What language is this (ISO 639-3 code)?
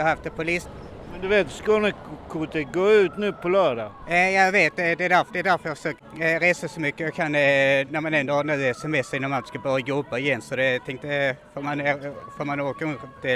swe